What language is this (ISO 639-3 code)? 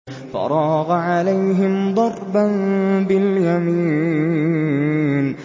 ara